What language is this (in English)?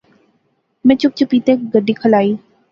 Pahari-Potwari